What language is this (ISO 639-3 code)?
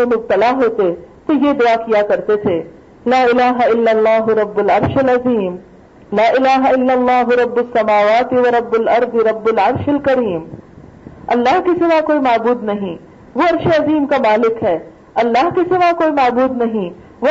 urd